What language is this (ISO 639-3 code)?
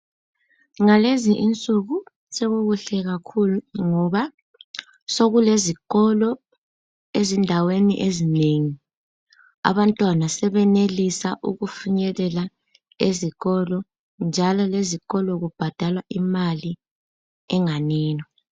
nde